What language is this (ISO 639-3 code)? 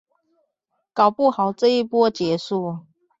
zho